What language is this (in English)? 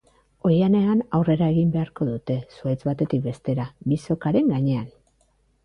Basque